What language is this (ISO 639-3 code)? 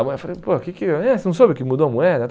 por